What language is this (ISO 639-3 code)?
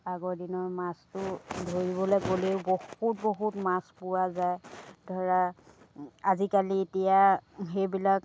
asm